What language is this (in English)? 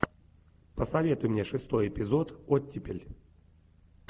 Russian